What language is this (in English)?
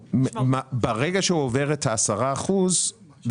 Hebrew